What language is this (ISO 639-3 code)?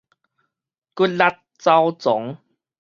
nan